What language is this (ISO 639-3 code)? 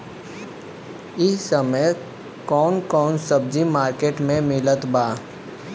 bho